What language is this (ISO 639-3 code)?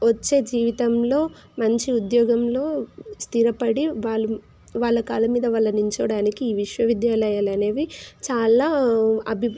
tel